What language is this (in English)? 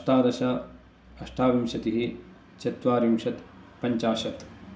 Sanskrit